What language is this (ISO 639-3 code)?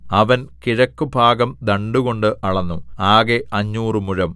mal